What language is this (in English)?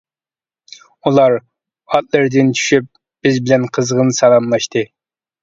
Uyghur